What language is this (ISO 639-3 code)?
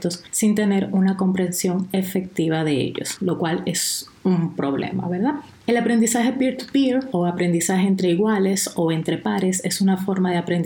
spa